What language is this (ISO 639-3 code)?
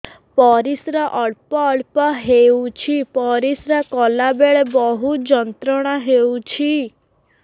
ori